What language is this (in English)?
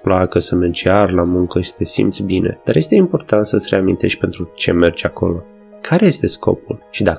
Romanian